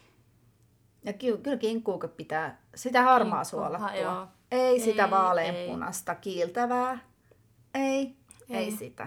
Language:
Finnish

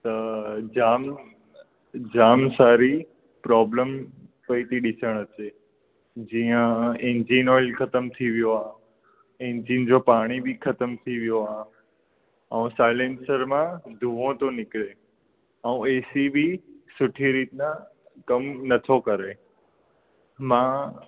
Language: Sindhi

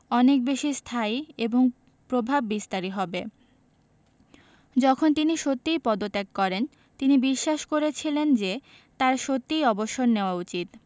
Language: Bangla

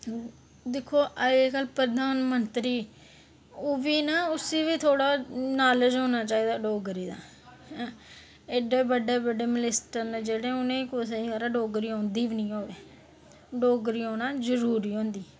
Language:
Dogri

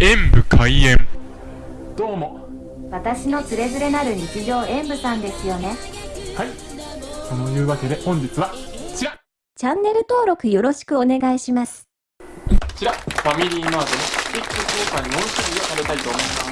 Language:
Japanese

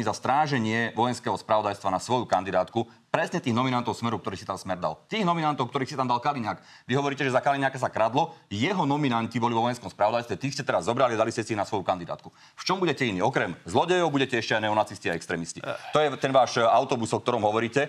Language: Slovak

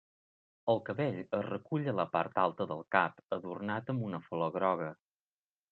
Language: Catalan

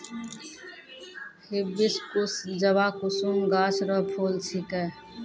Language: Maithili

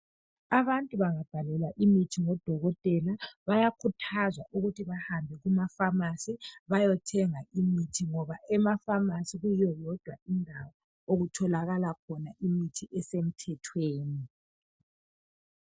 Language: North Ndebele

